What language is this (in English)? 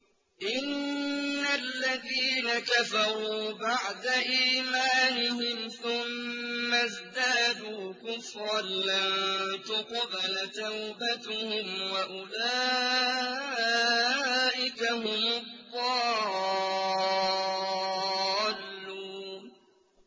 Arabic